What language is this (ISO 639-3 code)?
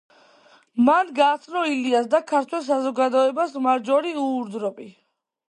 kat